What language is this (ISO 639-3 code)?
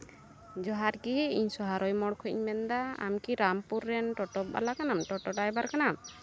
sat